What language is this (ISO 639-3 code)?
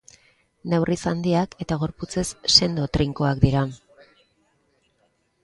eus